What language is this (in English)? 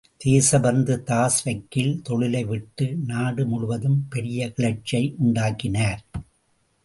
Tamil